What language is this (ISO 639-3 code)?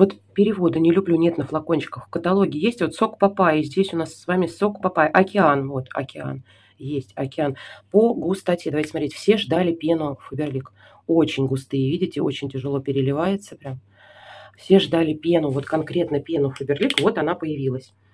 rus